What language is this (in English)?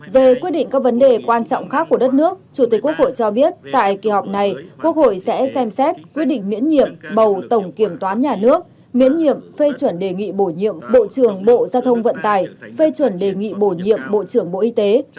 Vietnamese